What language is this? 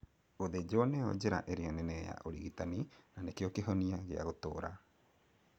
Kikuyu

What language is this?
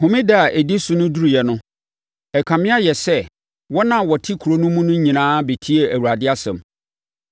Akan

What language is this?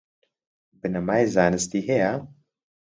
Central Kurdish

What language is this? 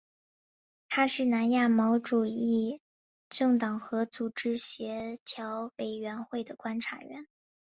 Chinese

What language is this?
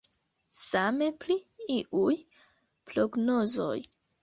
Esperanto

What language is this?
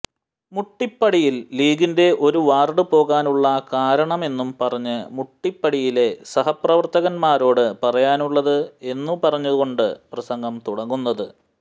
Malayalam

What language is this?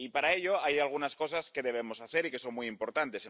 Spanish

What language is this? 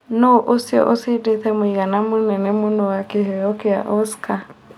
Kikuyu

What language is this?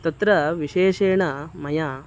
Sanskrit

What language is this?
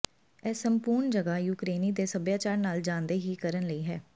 Punjabi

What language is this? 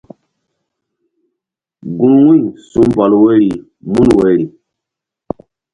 Mbum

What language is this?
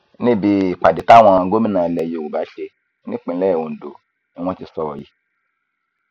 Yoruba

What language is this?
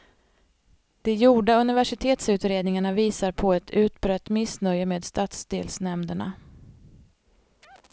Swedish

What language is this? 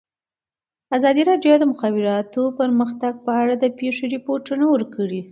Pashto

